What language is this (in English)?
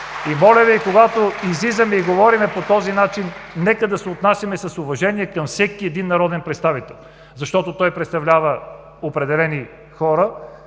Bulgarian